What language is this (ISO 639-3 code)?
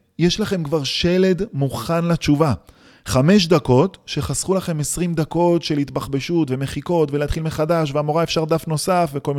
heb